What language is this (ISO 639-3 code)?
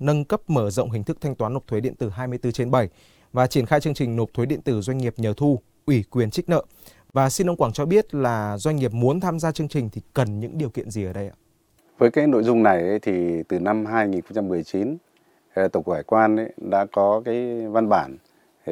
vie